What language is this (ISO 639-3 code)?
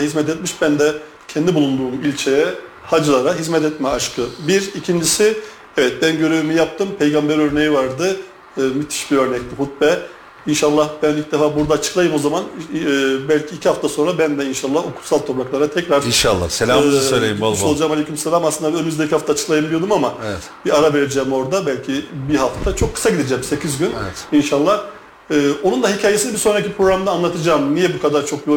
tur